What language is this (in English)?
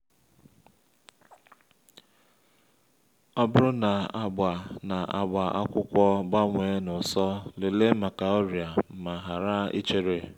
Igbo